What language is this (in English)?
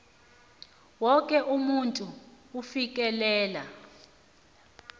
South Ndebele